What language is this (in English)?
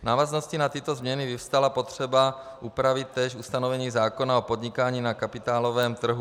Czech